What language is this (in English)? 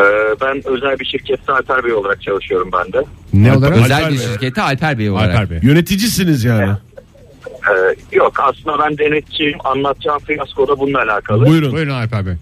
Turkish